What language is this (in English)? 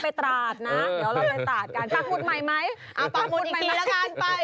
Thai